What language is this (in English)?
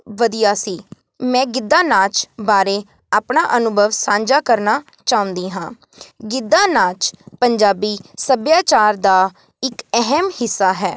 Punjabi